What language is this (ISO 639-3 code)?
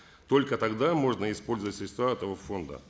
kaz